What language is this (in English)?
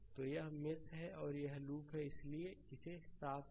Hindi